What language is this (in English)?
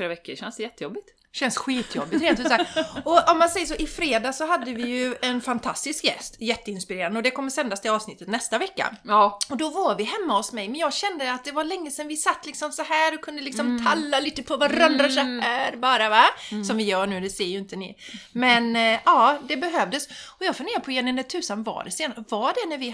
Swedish